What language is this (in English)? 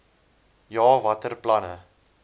Afrikaans